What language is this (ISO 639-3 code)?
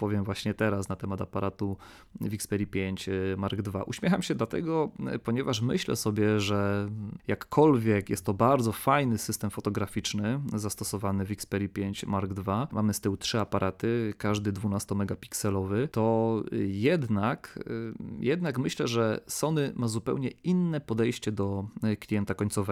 pol